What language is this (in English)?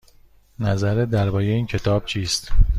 Persian